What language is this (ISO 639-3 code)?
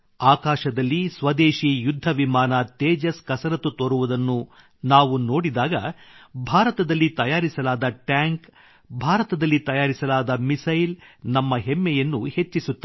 kan